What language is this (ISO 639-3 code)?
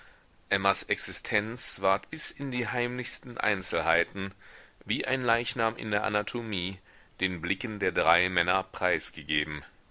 deu